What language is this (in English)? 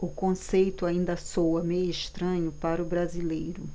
Portuguese